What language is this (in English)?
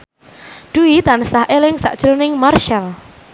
Javanese